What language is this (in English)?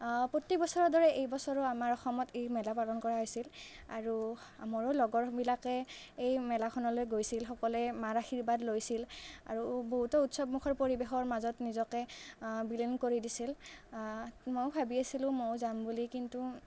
Assamese